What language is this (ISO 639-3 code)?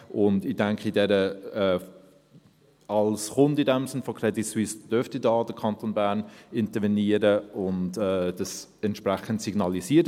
gsw